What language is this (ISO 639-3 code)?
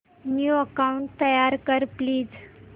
mar